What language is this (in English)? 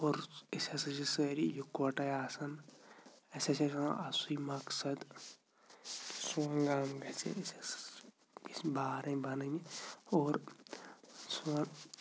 Kashmiri